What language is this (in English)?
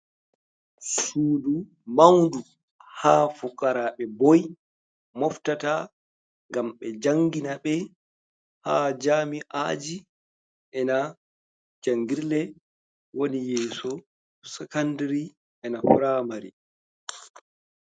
Fula